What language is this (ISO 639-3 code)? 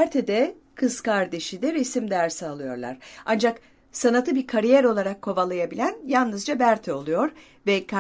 tur